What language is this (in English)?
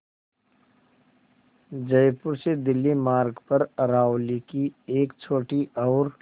Hindi